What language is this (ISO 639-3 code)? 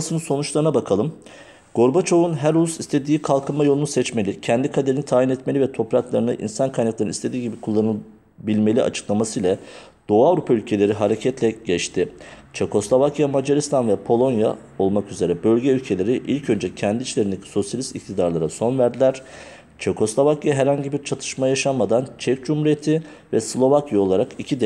tur